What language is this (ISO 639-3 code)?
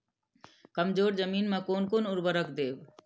mai